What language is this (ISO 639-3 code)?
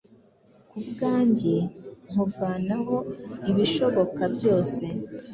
kin